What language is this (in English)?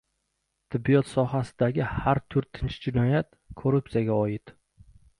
Uzbek